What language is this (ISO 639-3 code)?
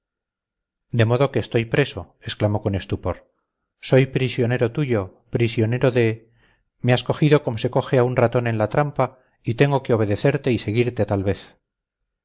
spa